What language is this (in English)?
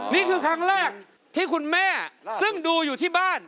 Thai